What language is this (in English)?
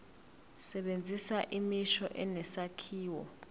Zulu